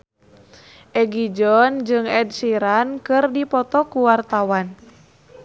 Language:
Sundanese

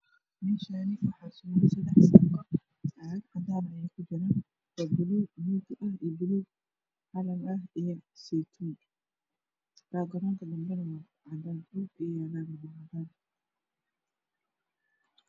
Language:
Somali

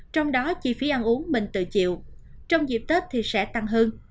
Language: Vietnamese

